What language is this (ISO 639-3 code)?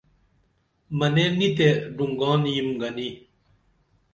dml